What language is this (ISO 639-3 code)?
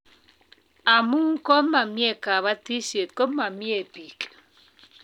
kln